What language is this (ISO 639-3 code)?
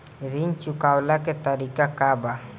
bho